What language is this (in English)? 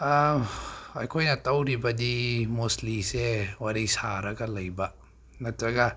Manipuri